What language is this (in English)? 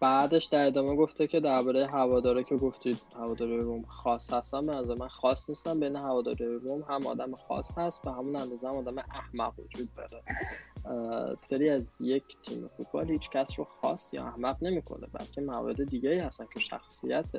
Persian